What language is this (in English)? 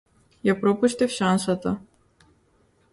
Macedonian